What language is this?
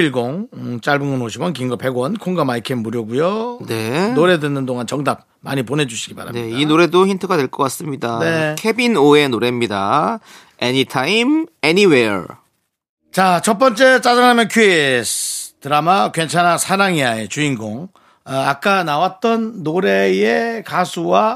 Korean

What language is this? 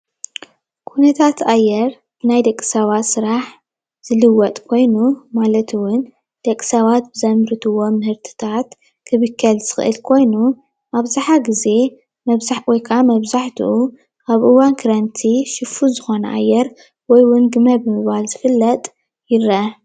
Tigrinya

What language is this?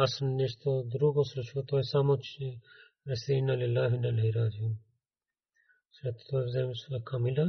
Bulgarian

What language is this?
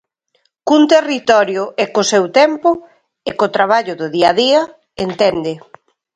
Galician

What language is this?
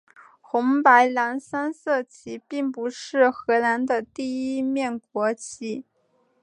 Chinese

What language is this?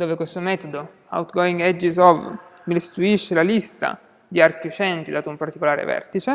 Italian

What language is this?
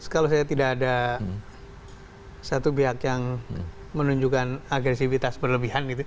Indonesian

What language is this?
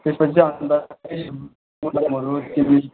Nepali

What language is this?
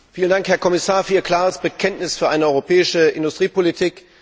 German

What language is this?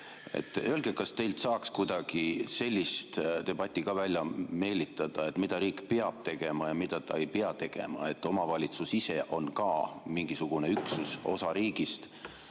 Estonian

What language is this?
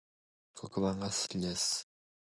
Japanese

